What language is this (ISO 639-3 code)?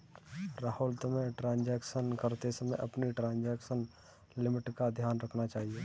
hin